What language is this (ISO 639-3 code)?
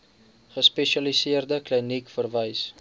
afr